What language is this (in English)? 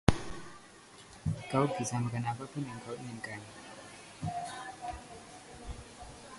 Indonesian